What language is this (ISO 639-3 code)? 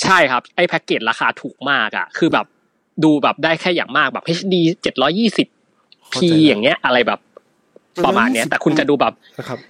tha